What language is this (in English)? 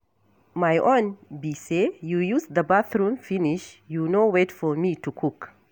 Nigerian Pidgin